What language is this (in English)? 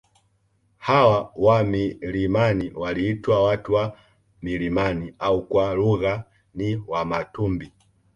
Swahili